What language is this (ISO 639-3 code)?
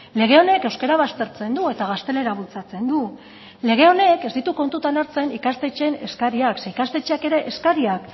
eus